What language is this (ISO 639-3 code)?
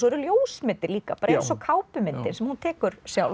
isl